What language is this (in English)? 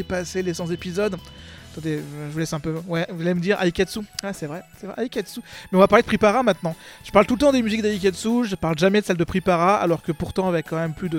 French